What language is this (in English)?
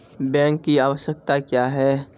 Maithili